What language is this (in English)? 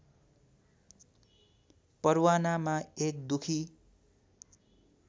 Nepali